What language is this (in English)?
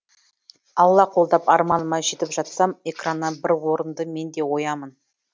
Kazakh